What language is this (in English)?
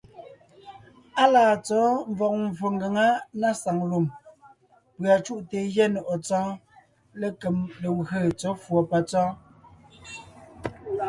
Ngiemboon